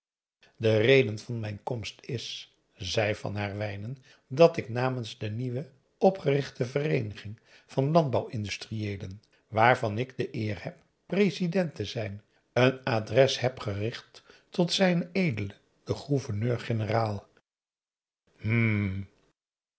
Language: Dutch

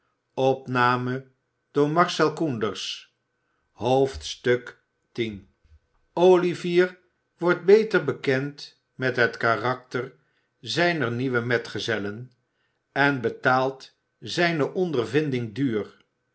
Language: Dutch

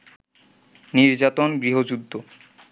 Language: Bangla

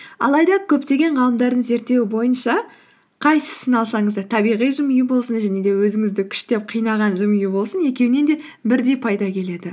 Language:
Kazakh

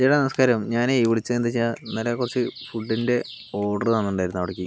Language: Malayalam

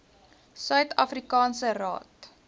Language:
Afrikaans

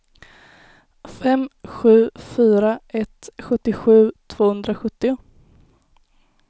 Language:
Swedish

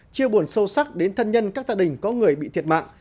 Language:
Vietnamese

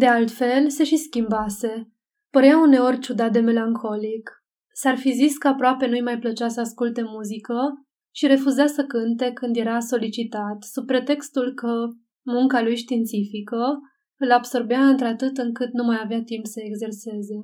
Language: Romanian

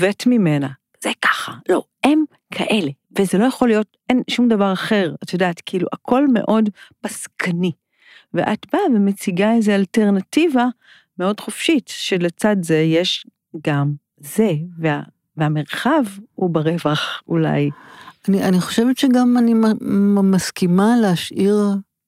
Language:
Hebrew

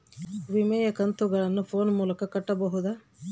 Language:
Kannada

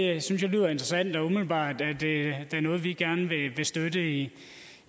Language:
Danish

